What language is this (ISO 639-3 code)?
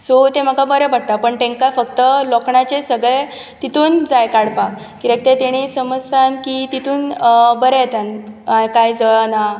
kok